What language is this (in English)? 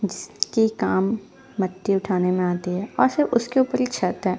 Hindi